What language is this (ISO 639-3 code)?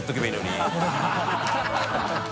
jpn